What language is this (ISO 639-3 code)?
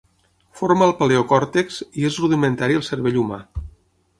cat